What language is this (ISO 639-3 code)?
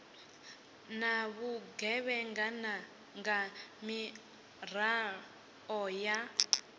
ven